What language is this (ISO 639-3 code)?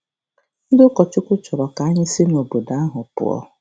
ibo